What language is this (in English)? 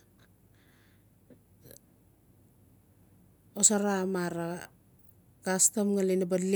Notsi